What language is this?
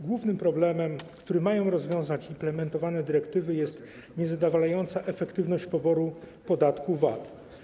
Polish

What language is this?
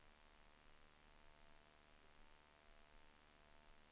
Swedish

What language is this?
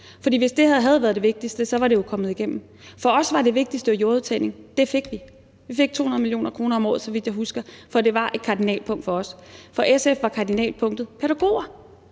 Danish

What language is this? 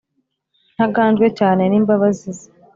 Kinyarwanda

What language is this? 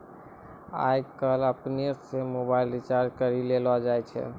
Maithili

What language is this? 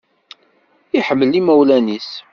Kabyle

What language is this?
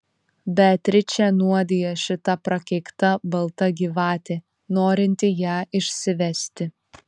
Lithuanian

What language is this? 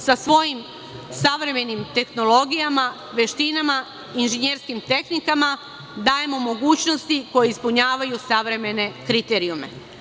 Serbian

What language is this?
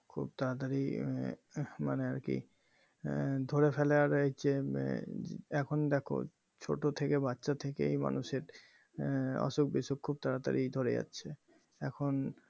Bangla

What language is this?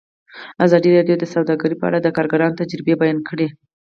Pashto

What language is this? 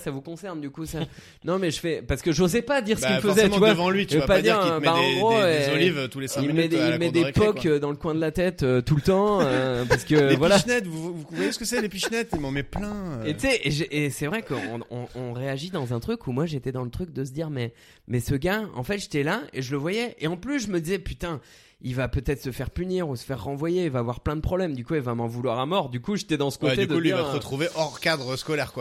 French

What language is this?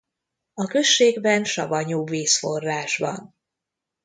Hungarian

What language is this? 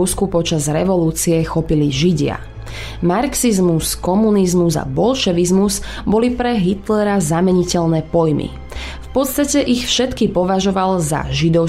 Slovak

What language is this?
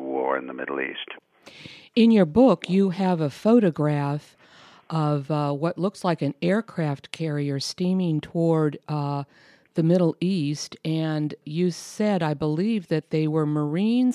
English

